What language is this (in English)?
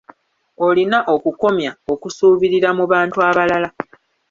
Ganda